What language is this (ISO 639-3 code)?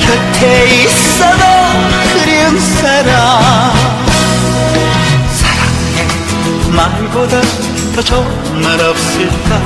kor